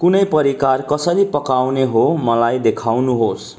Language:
Nepali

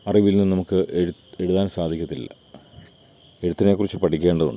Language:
Malayalam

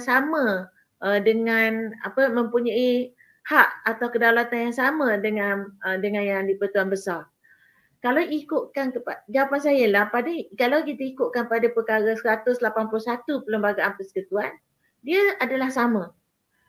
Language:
Malay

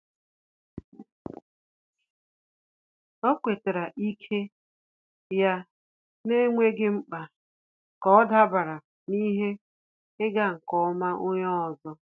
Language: Igbo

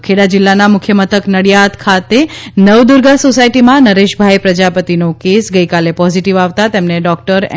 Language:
Gujarati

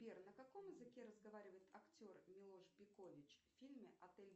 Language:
Russian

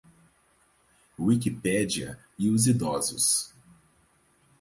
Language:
Portuguese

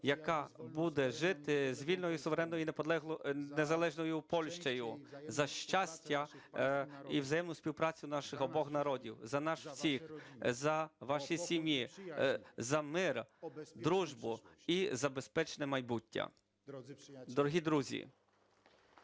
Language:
Ukrainian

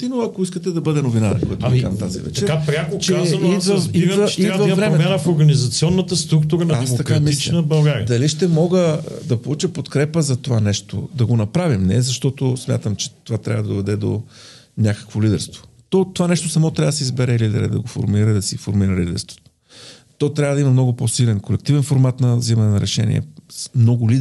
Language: Bulgarian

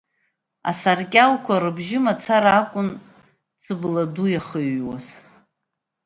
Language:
Abkhazian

